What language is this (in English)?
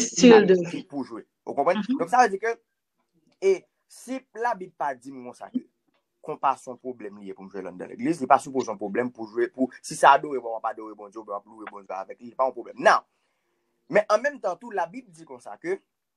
French